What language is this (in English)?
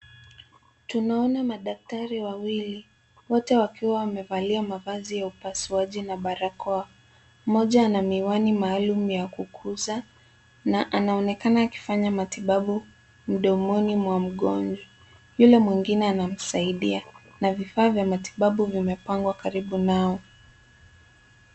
Swahili